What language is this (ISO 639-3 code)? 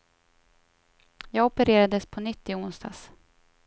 swe